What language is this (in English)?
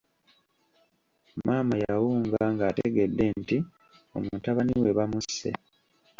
Ganda